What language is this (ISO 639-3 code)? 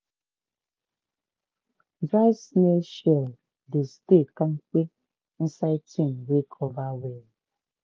pcm